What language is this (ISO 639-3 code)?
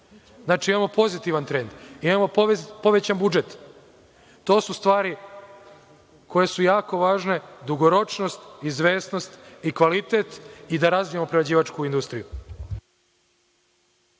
srp